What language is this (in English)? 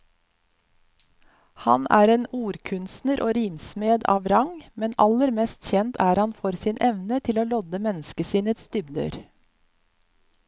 Norwegian